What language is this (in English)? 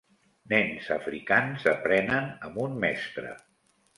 Catalan